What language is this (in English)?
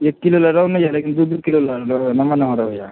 Maithili